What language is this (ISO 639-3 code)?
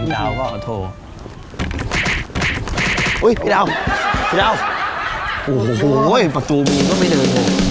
tha